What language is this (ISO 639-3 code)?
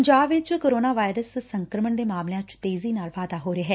pan